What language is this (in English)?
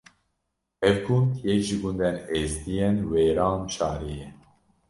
Kurdish